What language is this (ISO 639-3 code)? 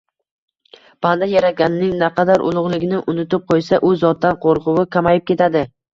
uzb